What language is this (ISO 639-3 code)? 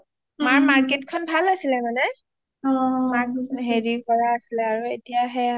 asm